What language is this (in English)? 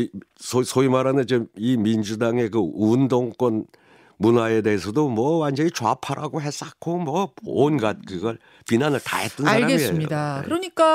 Korean